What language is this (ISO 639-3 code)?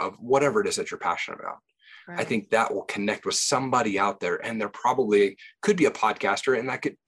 eng